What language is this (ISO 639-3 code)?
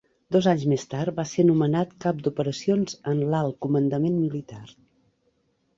cat